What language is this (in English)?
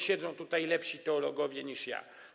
Polish